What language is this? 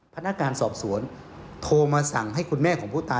Thai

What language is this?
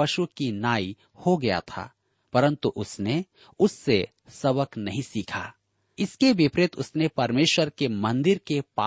Hindi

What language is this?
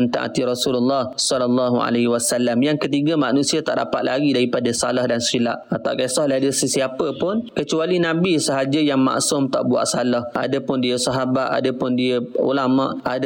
Malay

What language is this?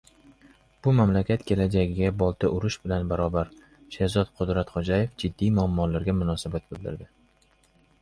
Uzbek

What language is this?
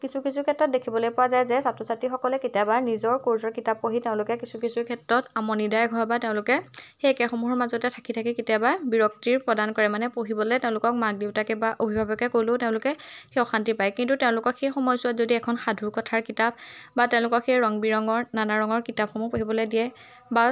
Assamese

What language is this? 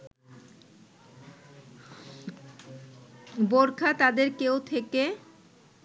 Bangla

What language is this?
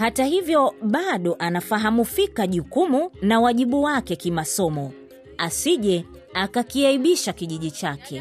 Swahili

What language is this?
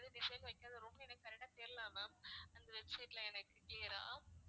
Tamil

